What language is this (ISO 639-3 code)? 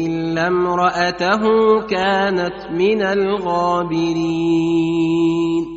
ara